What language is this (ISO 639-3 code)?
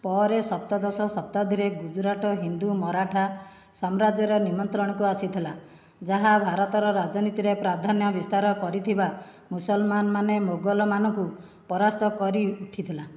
ori